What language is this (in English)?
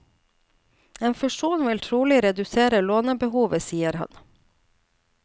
Norwegian